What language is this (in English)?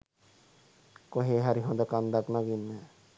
Sinhala